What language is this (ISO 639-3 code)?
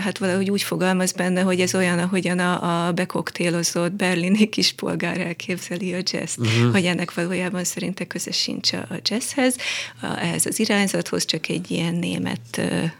hun